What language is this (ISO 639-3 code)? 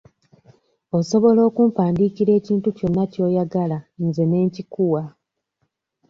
lug